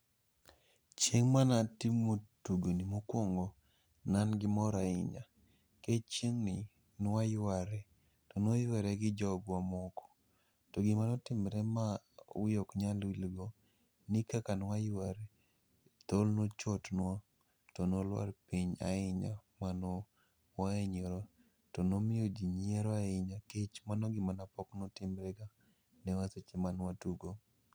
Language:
Luo (Kenya and Tanzania)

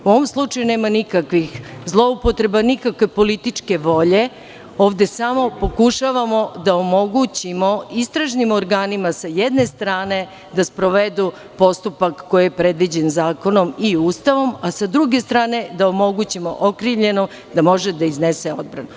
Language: Serbian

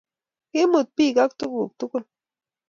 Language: Kalenjin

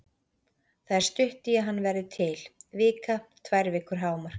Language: Icelandic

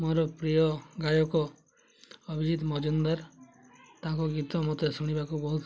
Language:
Odia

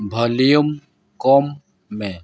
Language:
Santali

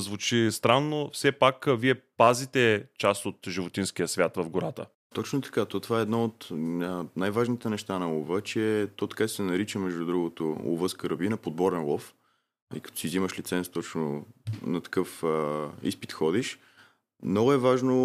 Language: Bulgarian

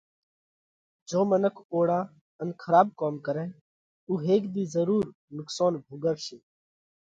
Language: Parkari Koli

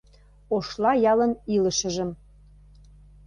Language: Mari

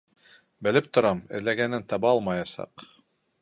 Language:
Bashkir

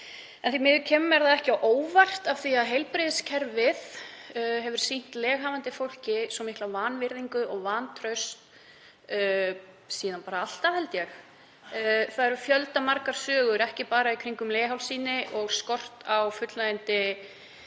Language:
Icelandic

